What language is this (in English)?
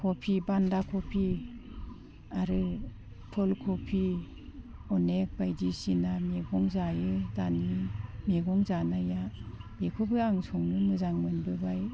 Bodo